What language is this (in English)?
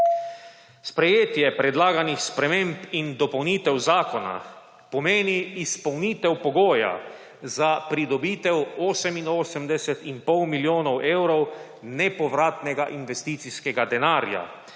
Slovenian